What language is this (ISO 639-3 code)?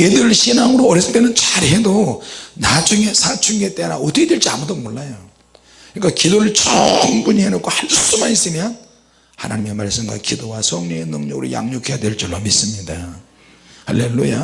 kor